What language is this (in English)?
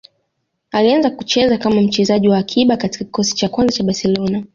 Swahili